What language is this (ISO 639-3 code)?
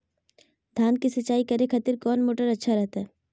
mag